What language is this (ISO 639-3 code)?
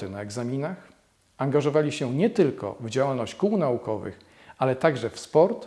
pol